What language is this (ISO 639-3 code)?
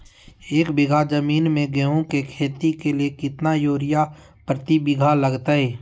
mag